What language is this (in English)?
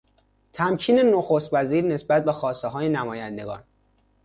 Persian